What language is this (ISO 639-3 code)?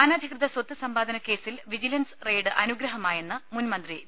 mal